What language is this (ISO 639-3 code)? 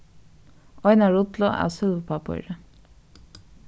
fao